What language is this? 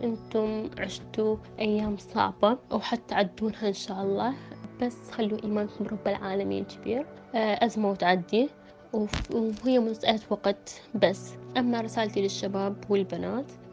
Arabic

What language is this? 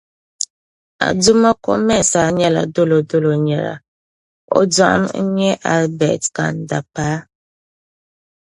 Dagbani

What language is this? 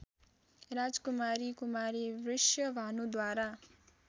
Nepali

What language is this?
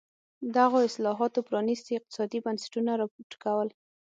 Pashto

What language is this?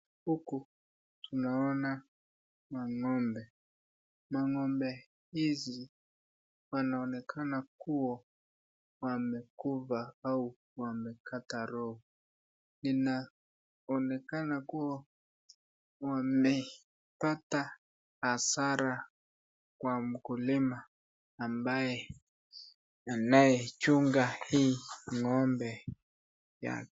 Swahili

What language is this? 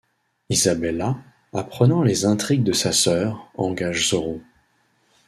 French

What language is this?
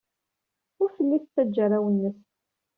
Kabyle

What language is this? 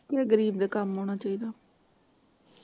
Punjabi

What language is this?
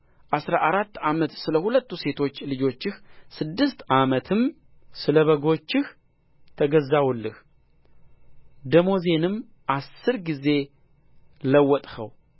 Amharic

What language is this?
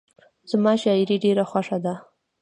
Pashto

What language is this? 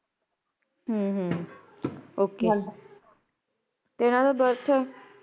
Punjabi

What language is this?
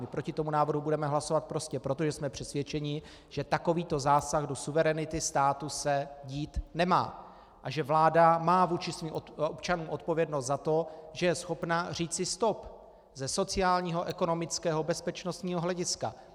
Czech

